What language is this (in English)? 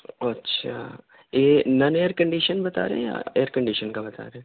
Urdu